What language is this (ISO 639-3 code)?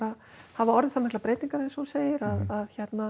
isl